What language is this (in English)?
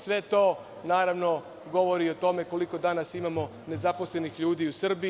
Serbian